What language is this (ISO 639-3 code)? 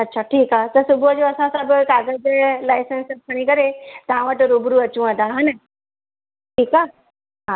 snd